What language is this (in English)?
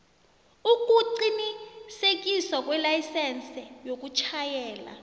South Ndebele